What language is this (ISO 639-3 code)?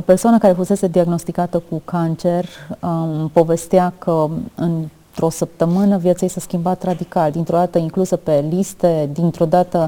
ron